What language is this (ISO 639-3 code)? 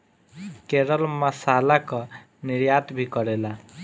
bho